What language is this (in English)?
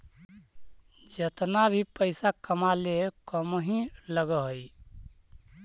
Magahi